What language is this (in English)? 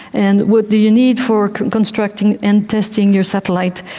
English